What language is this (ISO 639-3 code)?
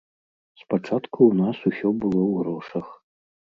bel